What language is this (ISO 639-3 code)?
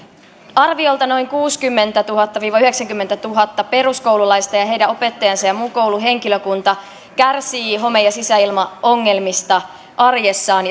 fin